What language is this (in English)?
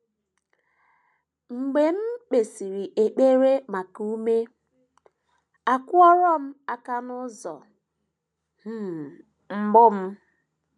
Igbo